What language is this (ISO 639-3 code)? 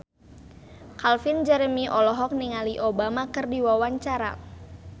sun